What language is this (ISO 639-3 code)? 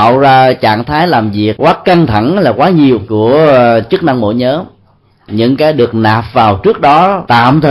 vie